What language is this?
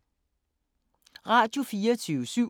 Danish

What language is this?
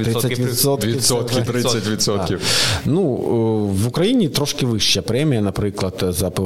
Ukrainian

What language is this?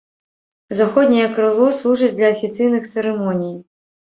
Belarusian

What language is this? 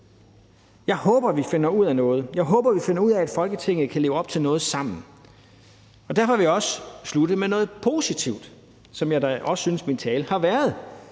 Danish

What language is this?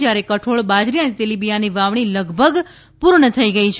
Gujarati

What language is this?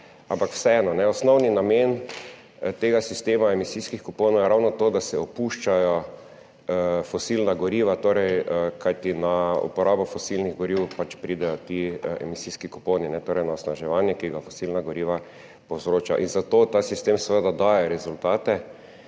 Slovenian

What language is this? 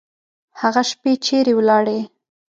Pashto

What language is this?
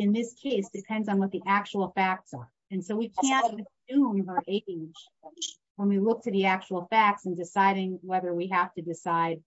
English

